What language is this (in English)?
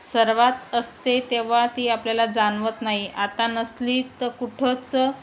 Marathi